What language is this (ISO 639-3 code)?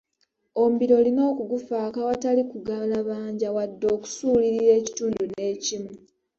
lug